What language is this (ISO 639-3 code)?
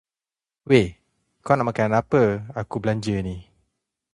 msa